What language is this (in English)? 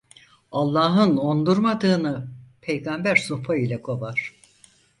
Turkish